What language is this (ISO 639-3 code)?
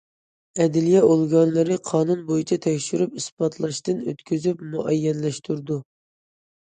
uig